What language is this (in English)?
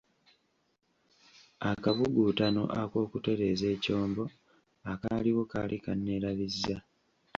Ganda